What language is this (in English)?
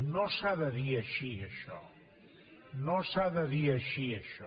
Catalan